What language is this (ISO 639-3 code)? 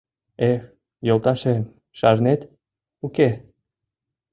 chm